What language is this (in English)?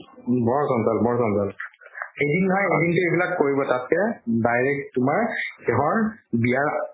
Assamese